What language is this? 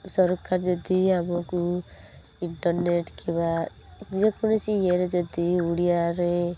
Odia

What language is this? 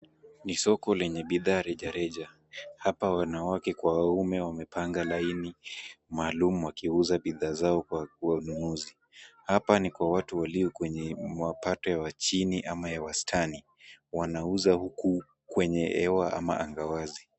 Swahili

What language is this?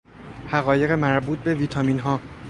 Persian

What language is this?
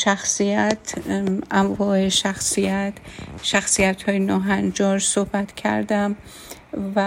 Persian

